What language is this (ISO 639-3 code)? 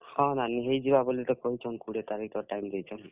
ori